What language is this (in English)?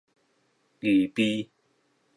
Min Nan Chinese